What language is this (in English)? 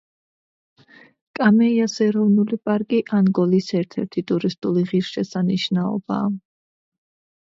Georgian